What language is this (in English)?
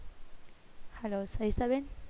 Gujarati